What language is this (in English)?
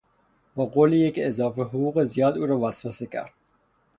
Persian